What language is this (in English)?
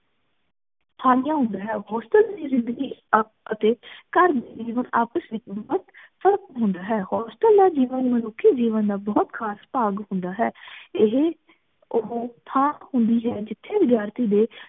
Punjabi